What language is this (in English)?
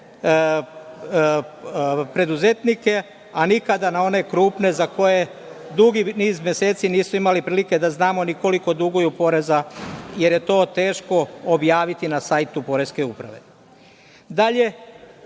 Serbian